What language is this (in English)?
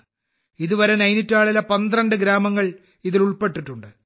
Malayalam